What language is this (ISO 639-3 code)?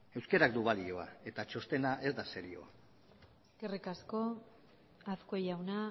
eus